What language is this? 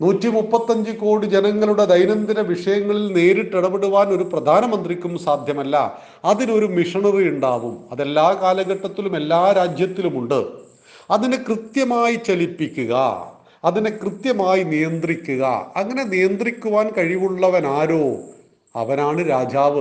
Malayalam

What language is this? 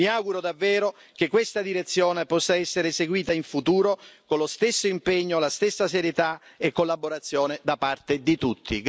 Italian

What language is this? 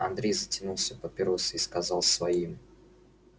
Russian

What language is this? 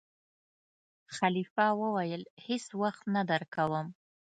Pashto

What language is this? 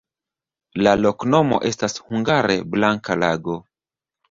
Esperanto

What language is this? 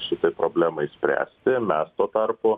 Lithuanian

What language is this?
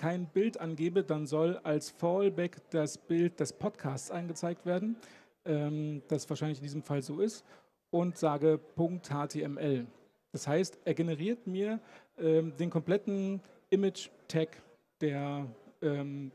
German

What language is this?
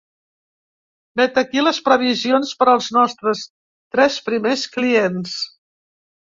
Catalan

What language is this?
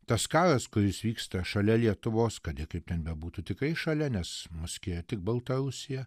Lithuanian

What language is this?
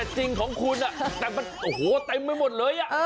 Thai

